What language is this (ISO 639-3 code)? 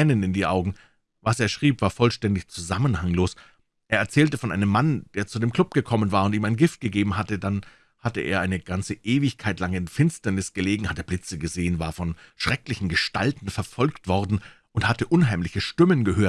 deu